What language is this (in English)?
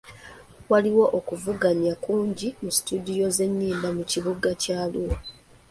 Ganda